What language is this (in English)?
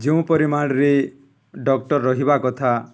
Odia